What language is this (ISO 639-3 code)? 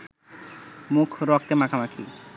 ben